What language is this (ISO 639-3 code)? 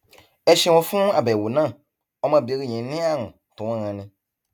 yor